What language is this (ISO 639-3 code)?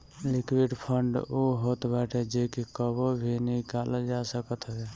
bho